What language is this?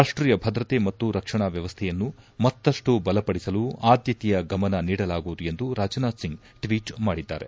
Kannada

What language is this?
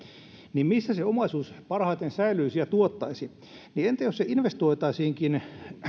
Finnish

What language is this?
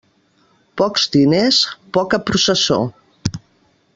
Catalan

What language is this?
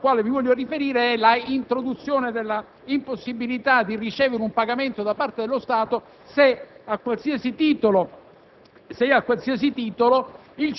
Italian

